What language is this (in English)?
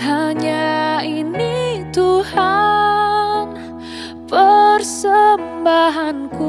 Indonesian